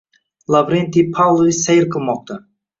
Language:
Uzbek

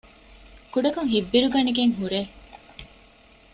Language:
Divehi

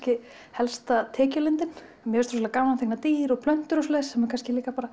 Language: Icelandic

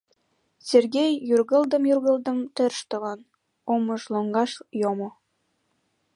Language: Mari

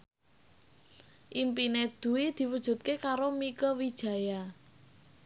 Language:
Javanese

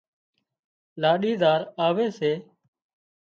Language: Wadiyara Koli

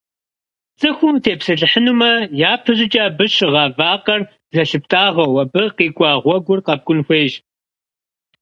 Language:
Kabardian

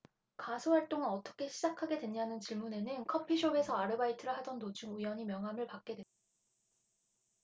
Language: Korean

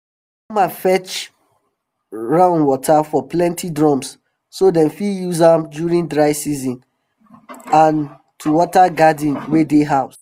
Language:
Nigerian Pidgin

